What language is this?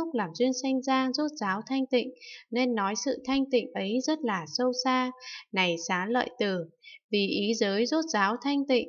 Vietnamese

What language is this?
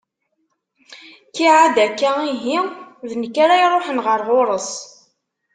Kabyle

